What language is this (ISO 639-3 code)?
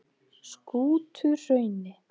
isl